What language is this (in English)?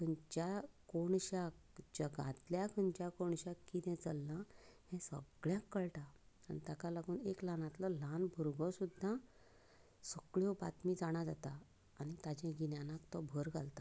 Konkani